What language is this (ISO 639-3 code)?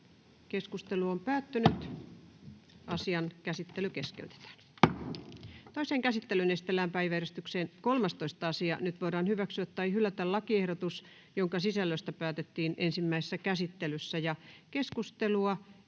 fin